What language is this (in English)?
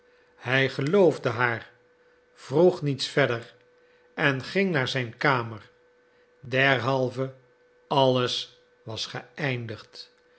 Dutch